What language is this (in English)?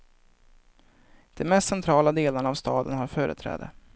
Swedish